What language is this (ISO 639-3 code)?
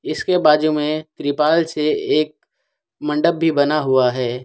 hin